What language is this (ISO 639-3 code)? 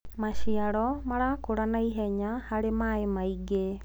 kik